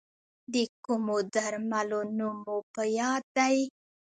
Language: Pashto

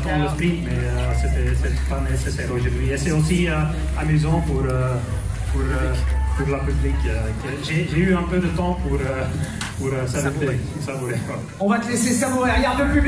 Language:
French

